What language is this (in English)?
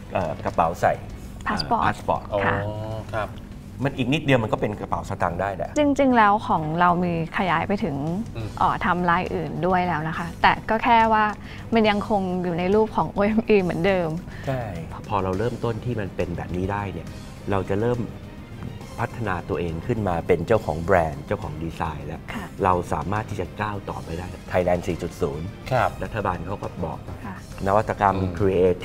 Thai